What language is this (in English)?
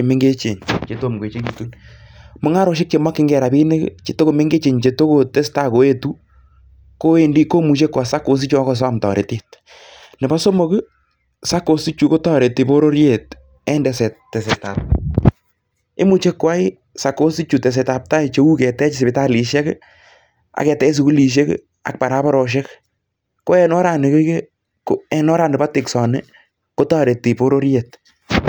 Kalenjin